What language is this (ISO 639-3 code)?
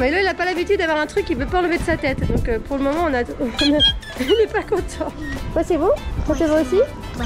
fra